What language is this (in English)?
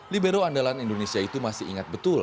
Indonesian